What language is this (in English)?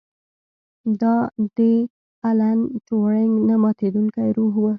Pashto